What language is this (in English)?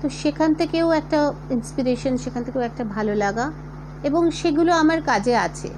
Bangla